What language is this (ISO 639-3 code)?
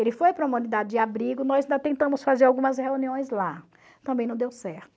por